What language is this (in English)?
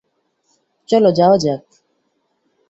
Bangla